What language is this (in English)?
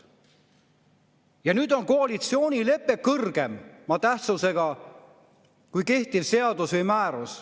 Estonian